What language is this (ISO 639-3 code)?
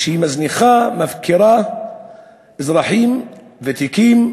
heb